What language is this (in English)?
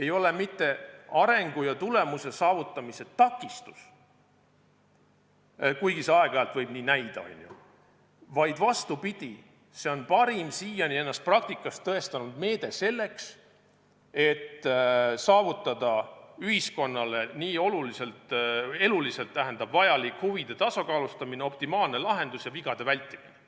Estonian